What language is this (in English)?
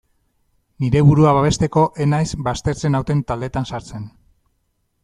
Basque